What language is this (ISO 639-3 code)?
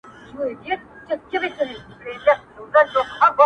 pus